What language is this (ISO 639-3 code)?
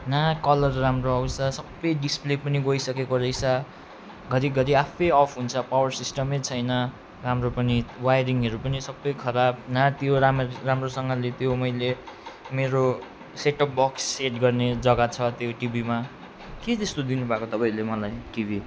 nep